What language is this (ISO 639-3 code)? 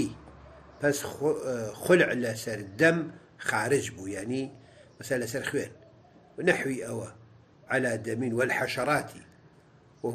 ara